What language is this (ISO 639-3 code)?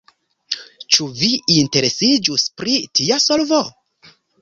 epo